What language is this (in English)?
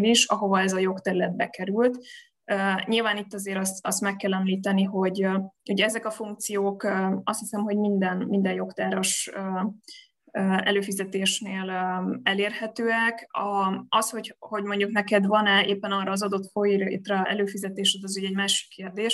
Hungarian